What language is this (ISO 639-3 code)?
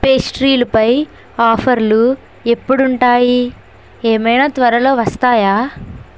tel